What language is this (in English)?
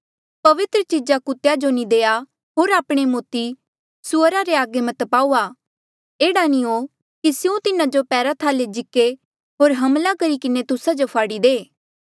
Mandeali